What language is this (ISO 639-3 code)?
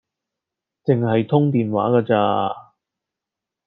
yue